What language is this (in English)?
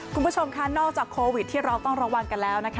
Thai